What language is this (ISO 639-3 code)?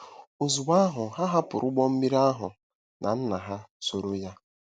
ibo